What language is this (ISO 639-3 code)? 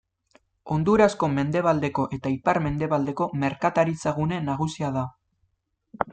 eus